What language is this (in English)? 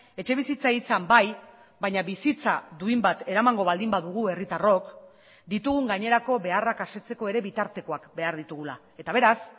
Basque